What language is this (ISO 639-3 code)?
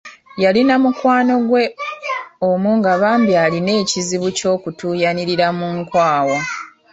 lug